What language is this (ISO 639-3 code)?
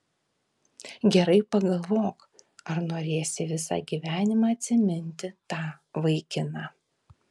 lit